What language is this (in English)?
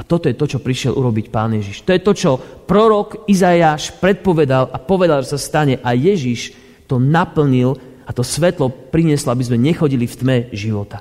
Slovak